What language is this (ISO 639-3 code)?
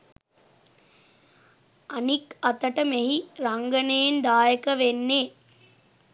sin